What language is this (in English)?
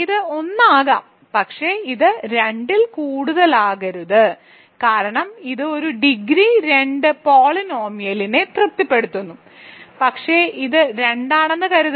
Malayalam